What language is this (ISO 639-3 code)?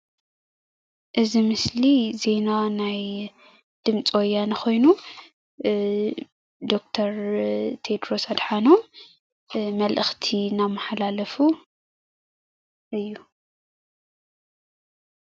tir